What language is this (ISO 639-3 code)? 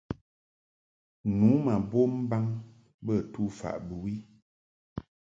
mhk